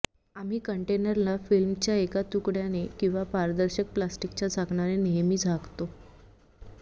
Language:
Marathi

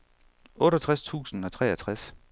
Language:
Danish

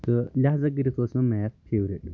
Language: Kashmiri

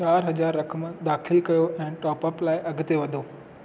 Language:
Sindhi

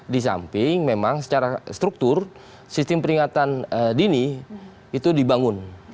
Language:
Indonesian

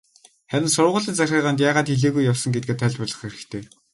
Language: Mongolian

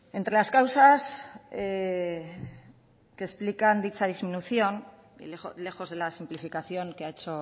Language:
Spanish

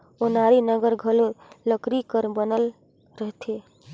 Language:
Chhattisgarhi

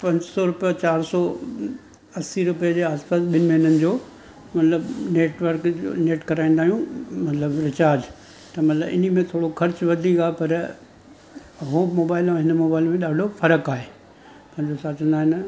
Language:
Sindhi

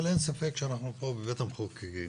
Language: Hebrew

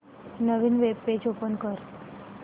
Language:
Marathi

